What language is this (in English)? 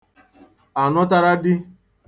Igbo